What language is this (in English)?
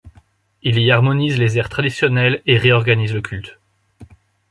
French